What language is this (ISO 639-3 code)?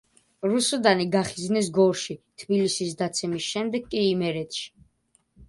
kat